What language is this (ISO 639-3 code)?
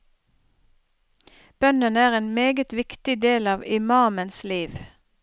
nor